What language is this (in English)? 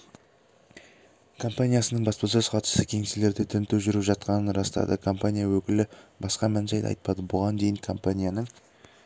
Kazakh